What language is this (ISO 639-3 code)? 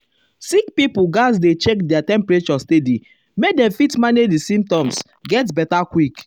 pcm